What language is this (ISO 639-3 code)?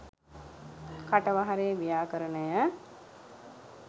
sin